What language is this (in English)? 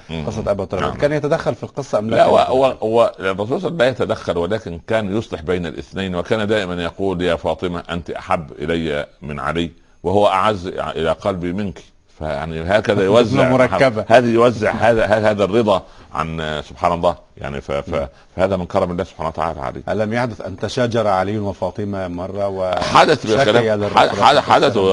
Arabic